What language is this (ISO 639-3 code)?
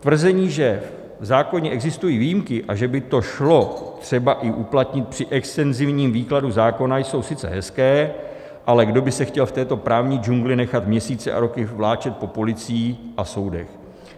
ces